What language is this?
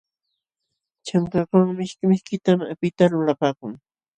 Jauja Wanca Quechua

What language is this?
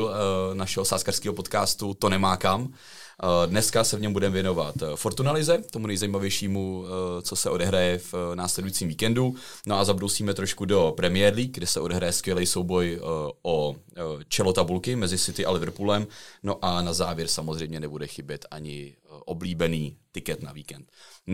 Czech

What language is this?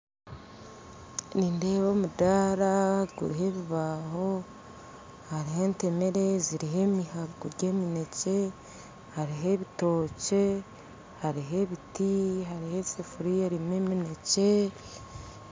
Nyankole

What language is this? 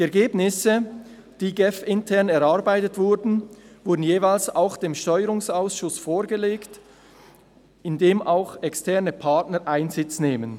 Swiss German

